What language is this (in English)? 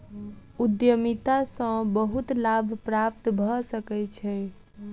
Maithili